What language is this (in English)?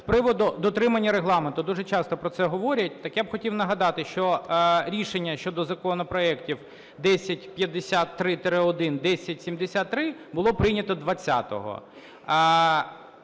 Ukrainian